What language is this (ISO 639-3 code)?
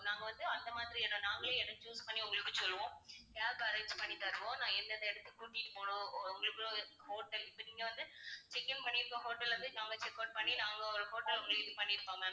tam